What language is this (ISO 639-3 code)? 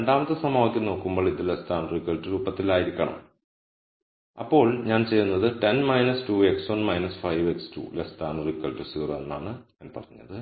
mal